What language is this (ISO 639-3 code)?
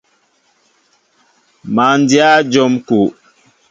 mbo